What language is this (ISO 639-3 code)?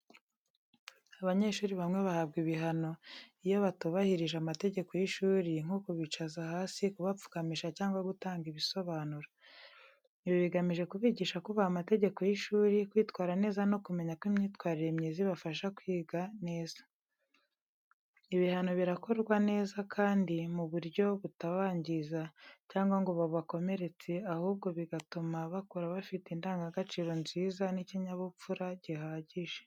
kin